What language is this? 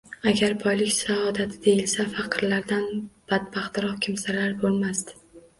Uzbek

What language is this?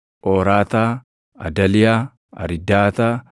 Oromo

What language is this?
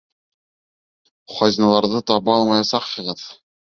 Bashkir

